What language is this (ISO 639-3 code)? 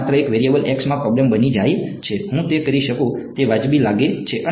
guj